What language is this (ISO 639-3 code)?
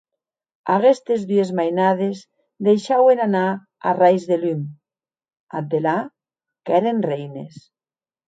oci